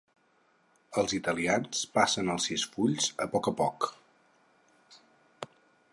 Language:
Catalan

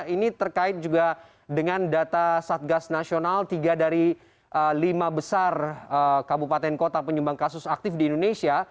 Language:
Indonesian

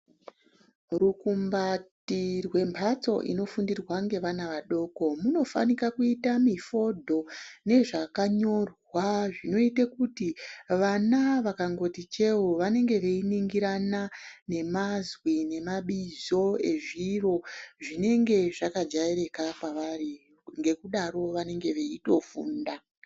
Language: Ndau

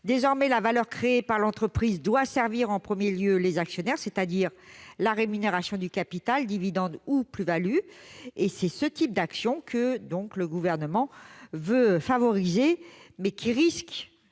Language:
French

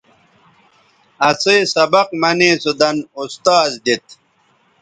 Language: Bateri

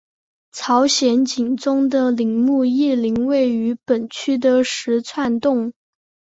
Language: Chinese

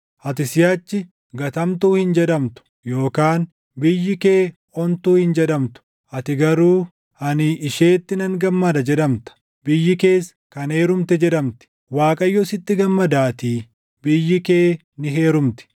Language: Oromo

